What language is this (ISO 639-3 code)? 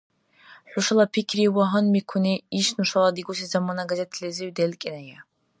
dar